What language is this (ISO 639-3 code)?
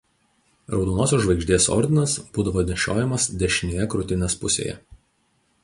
lit